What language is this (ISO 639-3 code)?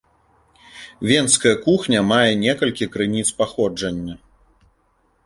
bel